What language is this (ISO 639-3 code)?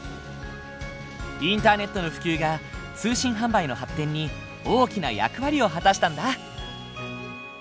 jpn